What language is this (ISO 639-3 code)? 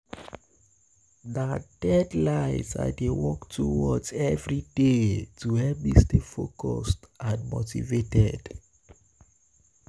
pcm